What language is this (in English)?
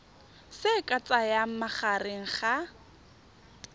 Tswana